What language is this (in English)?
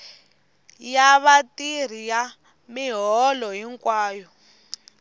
Tsonga